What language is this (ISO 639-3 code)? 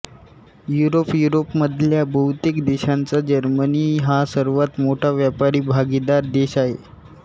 mar